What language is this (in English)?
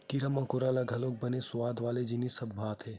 Chhattisgarhi